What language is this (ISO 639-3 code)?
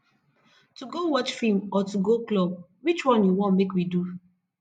pcm